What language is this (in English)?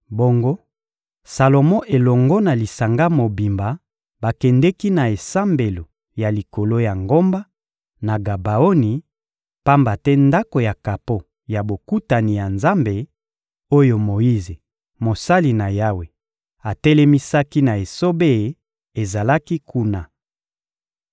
Lingala